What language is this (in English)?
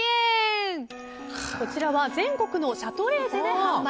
Japanese